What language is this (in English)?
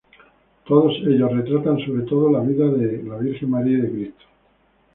Spanish